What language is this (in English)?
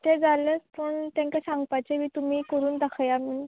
Konkani